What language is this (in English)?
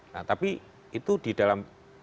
Indonesian